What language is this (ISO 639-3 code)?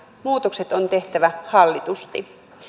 fin